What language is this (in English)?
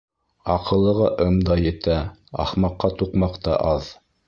Bashkir